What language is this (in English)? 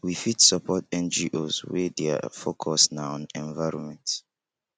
Nigerian Pidgin